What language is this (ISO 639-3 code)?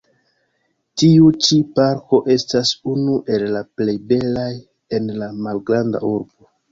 epo